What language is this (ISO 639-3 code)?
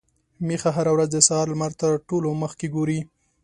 pus